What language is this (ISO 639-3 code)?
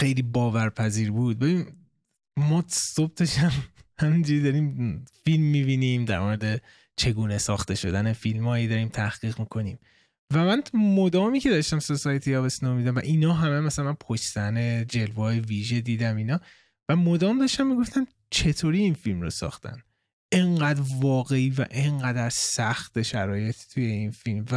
fas